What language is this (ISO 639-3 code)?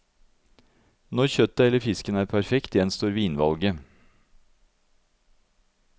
nor